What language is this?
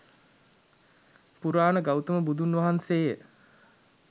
Sinhala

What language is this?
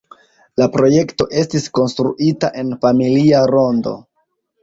Esperanto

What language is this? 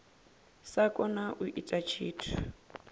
Venda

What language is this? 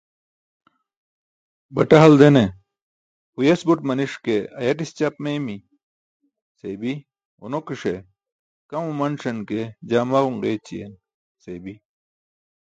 Burushaski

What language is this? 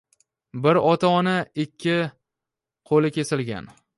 Uzbek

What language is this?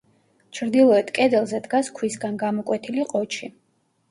Georgian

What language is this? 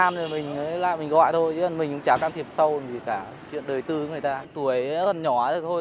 Vietnamese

